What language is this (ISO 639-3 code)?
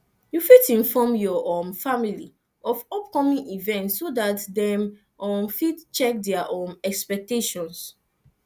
pcm